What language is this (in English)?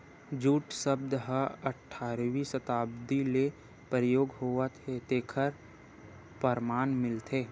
Chhattisgarhi